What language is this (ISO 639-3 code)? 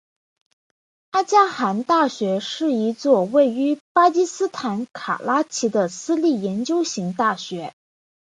zho